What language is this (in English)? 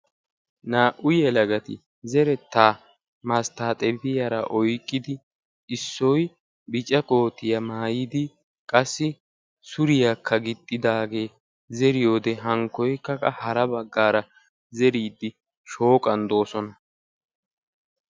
Wolaytta